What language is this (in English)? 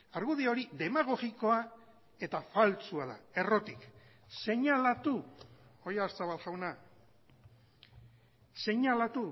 Basque